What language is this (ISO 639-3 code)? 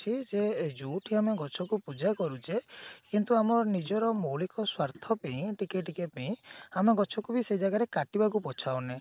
ori